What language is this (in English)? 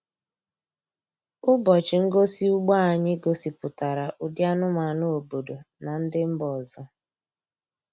Igbo